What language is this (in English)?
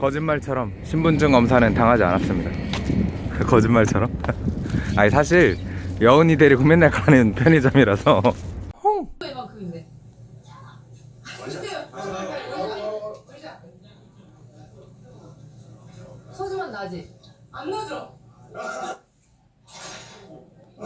Korean